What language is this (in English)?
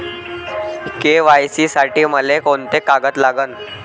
Marathi